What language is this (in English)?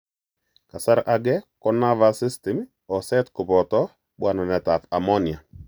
Kalenjin